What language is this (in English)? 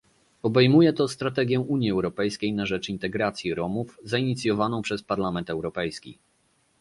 Polish